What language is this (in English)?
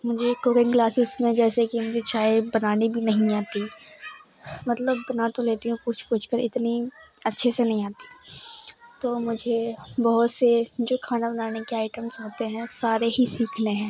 Urdu